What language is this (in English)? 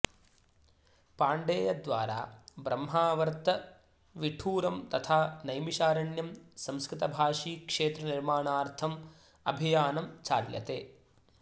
Sanskrit